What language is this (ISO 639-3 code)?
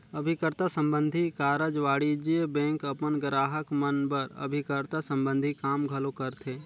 hne